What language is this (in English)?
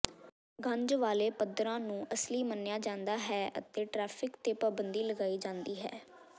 Punjabi